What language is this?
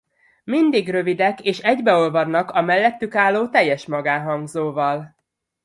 Hungarian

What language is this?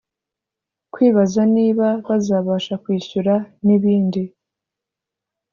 Kinyarwanda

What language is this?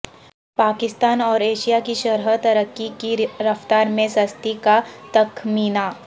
Urdu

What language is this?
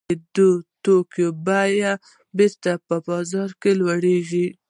Pashto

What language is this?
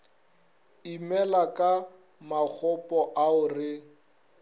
Northern Sotho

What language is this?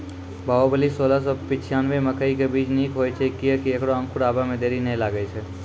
Maithili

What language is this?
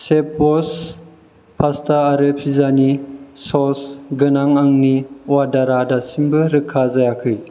Bodo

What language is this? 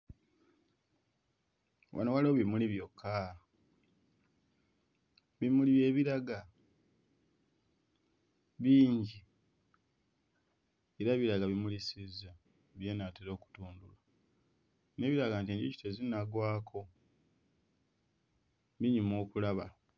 Ganda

